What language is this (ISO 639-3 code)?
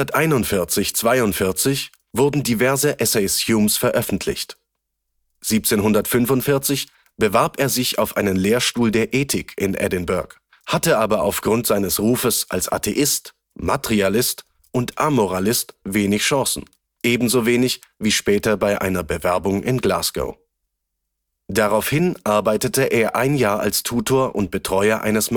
deu